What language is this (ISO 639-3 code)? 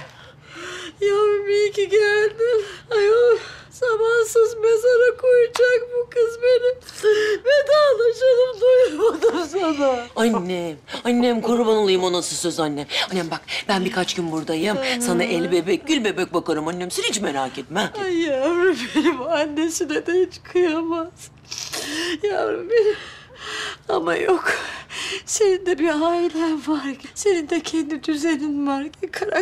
tur